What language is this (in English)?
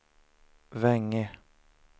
Swedish